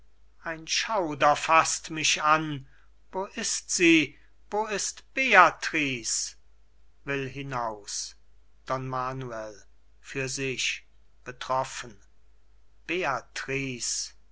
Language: German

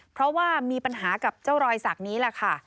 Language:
Thai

